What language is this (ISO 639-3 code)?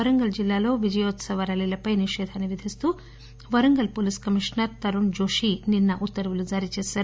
tel